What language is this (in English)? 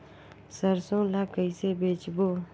Chhattisgarhi